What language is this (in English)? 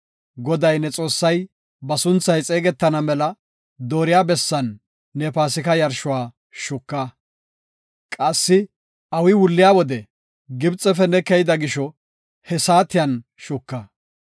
Gofa